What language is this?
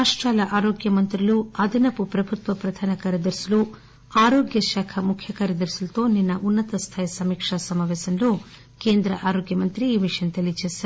Telugu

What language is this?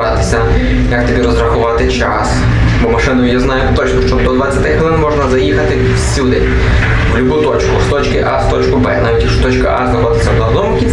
Ukrainian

